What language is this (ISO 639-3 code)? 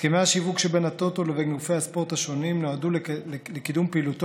heb